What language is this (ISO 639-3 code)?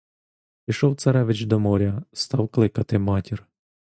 ukr